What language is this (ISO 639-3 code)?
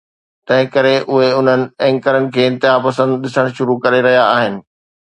snd